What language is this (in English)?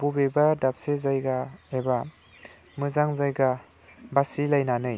Bodo